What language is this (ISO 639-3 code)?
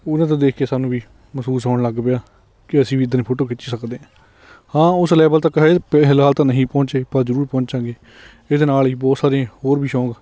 pan